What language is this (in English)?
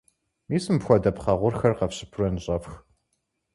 Kabardian